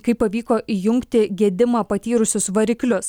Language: Lithuanian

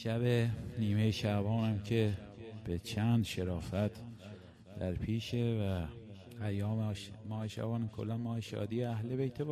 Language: Persian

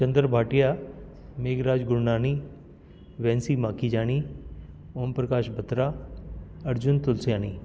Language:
Sindhi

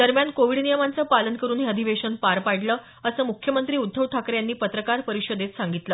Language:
Marathi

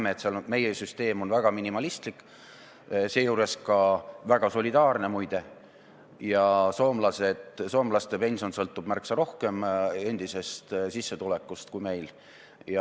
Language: Estonian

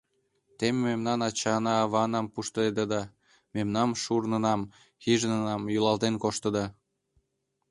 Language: Mari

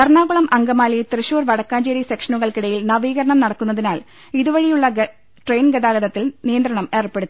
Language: Malayalam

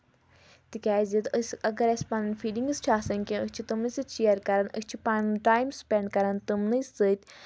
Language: Kashmiri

